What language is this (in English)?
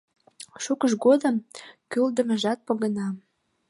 Mari